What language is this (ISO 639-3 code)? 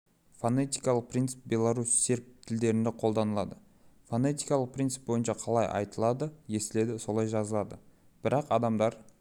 kaz